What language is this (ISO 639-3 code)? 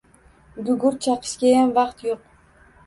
uzb